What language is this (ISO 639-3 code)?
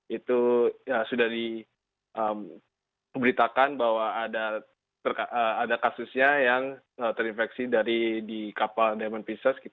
ind